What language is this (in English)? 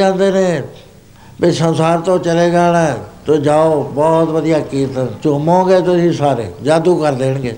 Punjabi